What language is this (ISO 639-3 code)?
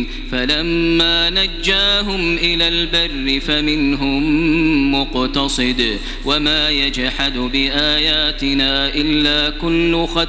ara